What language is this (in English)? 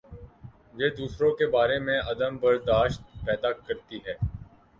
Urdu